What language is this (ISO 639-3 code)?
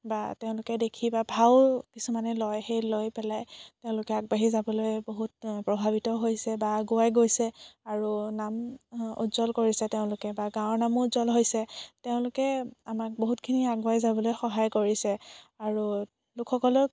asm